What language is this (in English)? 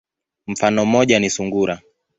Swahili